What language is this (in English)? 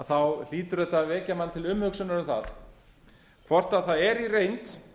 Icelandic